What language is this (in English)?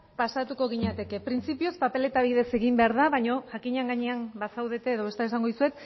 Basque